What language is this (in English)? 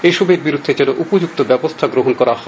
Bangla